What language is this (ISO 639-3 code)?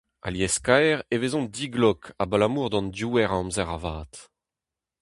bre